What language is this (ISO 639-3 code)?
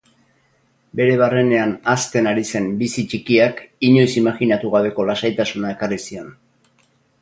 eus